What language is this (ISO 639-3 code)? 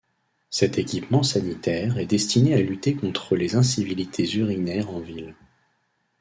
fra